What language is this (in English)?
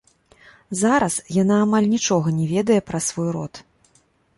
Belarusian